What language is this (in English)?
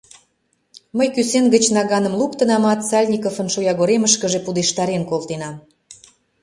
Mari